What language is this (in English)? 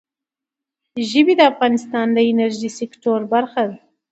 Pashto